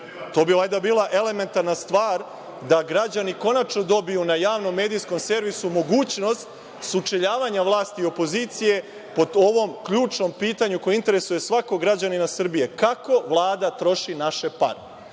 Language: Serbian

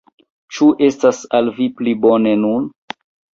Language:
Esperanto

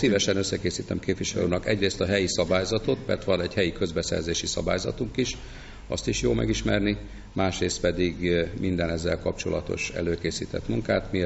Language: Hungarian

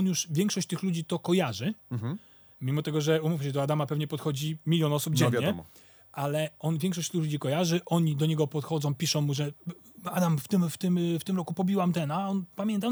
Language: Polish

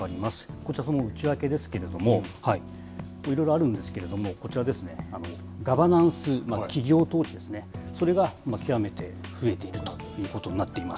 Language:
Japanese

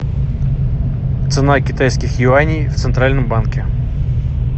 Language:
Russian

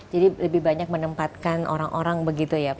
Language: Indonesian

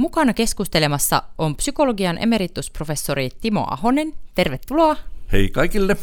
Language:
Finnish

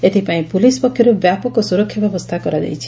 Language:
Odia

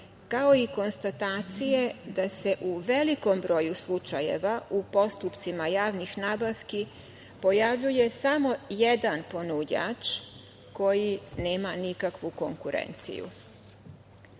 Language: Serbian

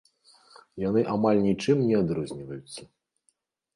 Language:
Belarusian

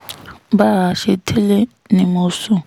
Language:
Yoruba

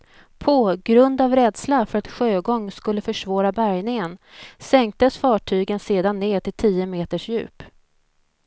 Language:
Swedish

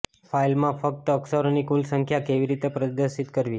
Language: Gujarati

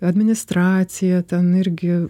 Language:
Lithuanian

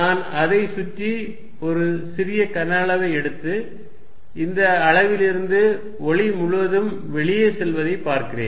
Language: Tamil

